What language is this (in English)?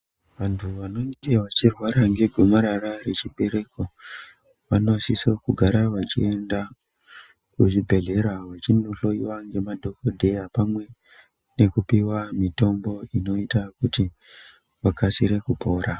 Ndau